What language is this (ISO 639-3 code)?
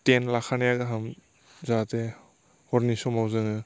brx